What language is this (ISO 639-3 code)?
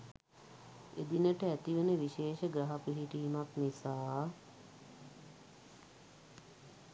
sin